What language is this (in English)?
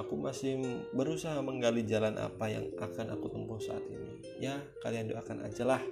Indonesian